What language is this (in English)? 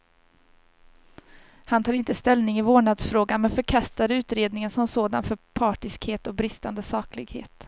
Swedish